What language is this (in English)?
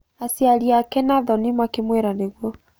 Kikuyu